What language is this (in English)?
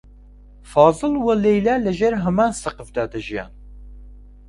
Central Kurdish